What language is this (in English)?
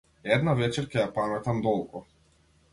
Macedonian